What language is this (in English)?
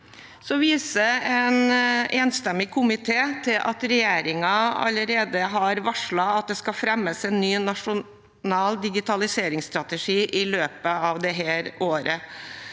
Norwegian